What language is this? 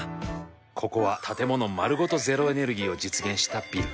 Japanese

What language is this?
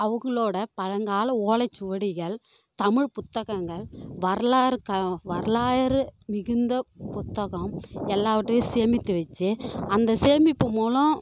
Tamil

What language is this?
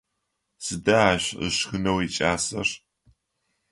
Adyghe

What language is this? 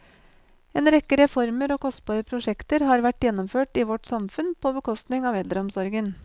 Norwegian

